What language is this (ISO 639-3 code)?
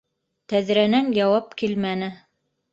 bak